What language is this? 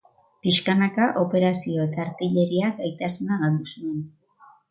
Basque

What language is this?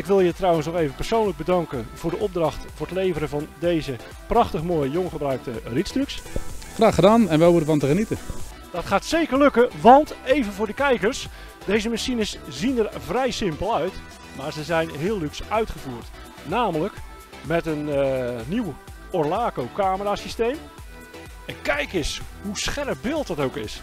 Dutch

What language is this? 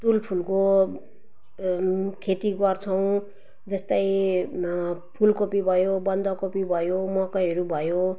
Nepali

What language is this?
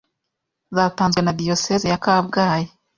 Kinyarwanda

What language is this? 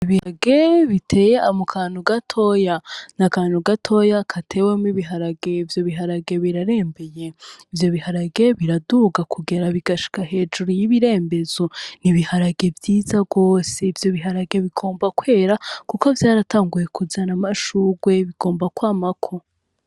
Rundi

